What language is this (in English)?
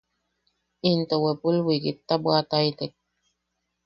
Yaqui